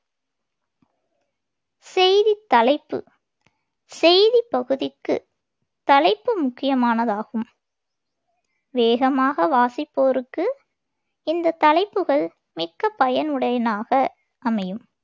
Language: Tamil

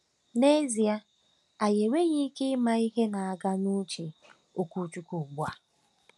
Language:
Igbo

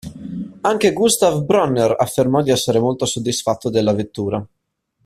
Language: Italian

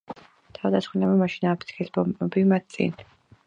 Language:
Georgian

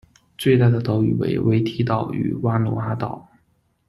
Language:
Chinese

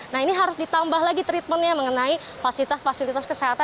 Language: Indonesian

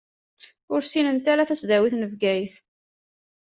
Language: Kabyle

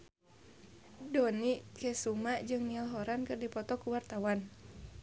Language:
Sundanese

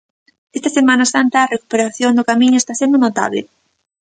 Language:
Galician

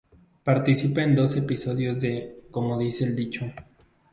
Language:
Spanish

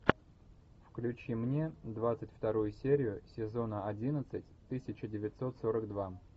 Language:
Russian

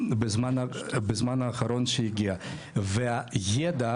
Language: Hebrew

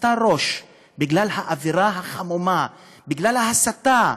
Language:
Hebrew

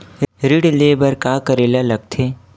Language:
Chhattisgarhi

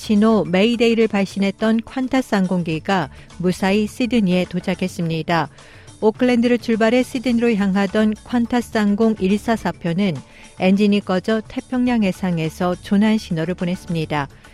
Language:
Korean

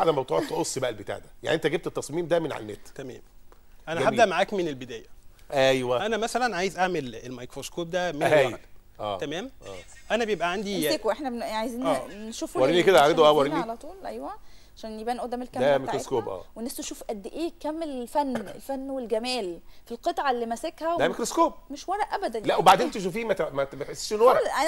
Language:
Arabic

